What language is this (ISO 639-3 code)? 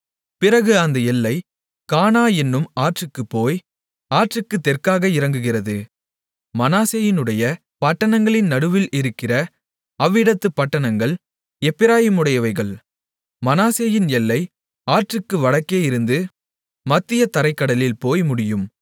tam